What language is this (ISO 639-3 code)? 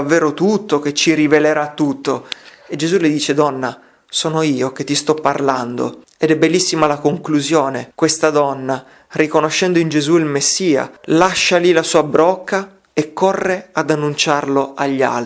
ita